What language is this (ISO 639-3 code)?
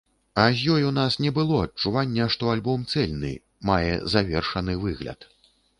bel